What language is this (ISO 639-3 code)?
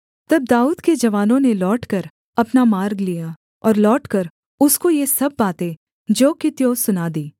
hin